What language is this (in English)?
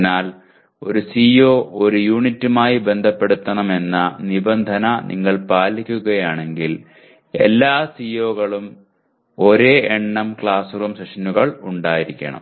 Malayalam